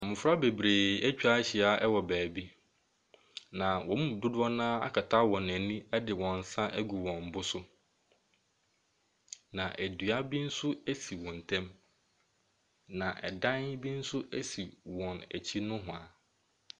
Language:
Akan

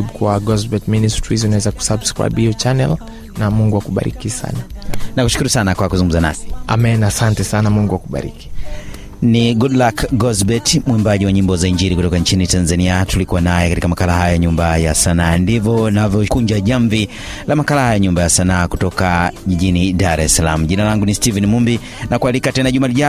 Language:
Swahili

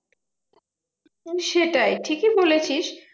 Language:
Bangla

